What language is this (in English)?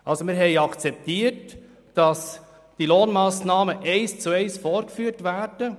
Swiss German